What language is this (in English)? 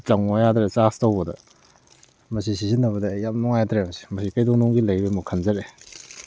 Manipuri